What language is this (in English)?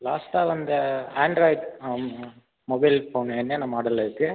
Tamil